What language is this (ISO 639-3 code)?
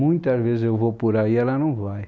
por